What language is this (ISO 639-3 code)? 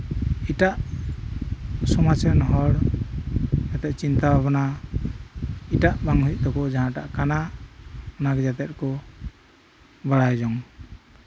sat